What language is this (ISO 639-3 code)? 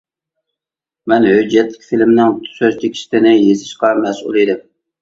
uig